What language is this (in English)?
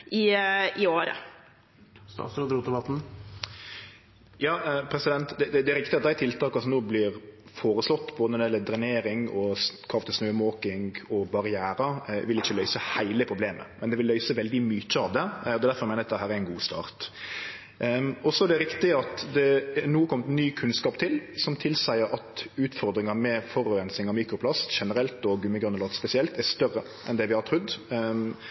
Norwegian Nynorsk